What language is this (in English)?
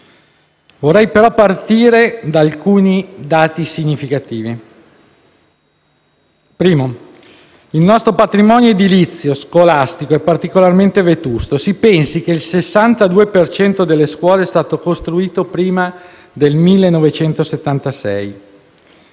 Italian